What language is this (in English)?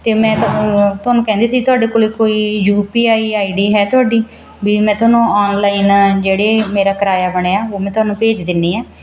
Punjabi